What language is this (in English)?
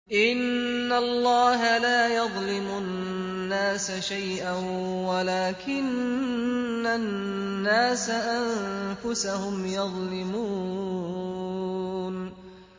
Arabic